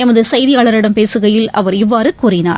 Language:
Tamil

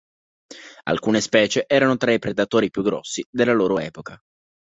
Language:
Italian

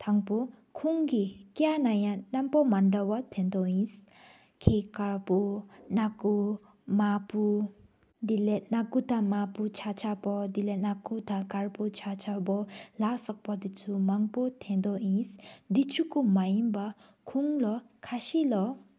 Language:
Sikkimese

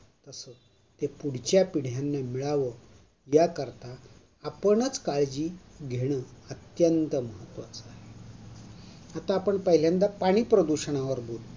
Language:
Marathi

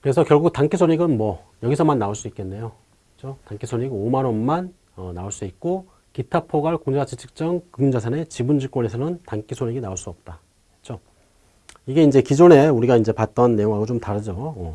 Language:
Korean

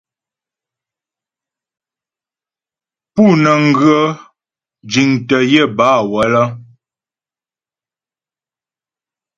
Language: Ghomala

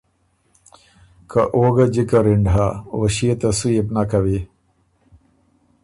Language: Ormuri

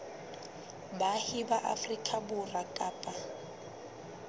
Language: Southern Sotho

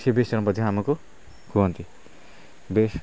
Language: Odia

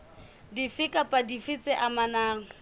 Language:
Southern Sotho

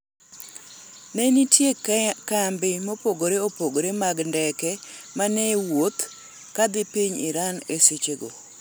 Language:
Luo (Kenya and Tanzania)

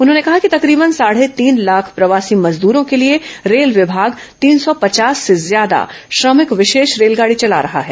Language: Hindi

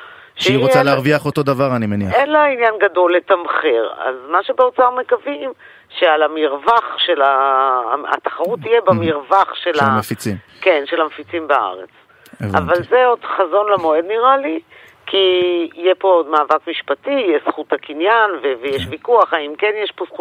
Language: Hebrew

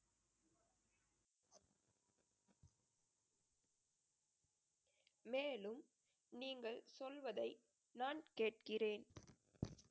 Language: Tamil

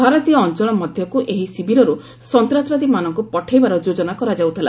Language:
Odia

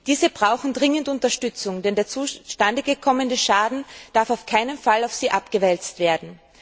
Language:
German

